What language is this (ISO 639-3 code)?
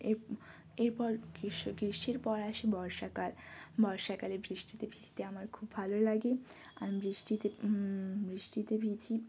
ben